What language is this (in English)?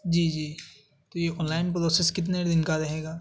Urdu